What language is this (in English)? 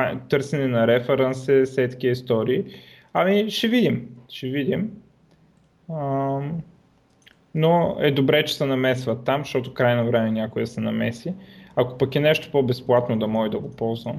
Bulgarian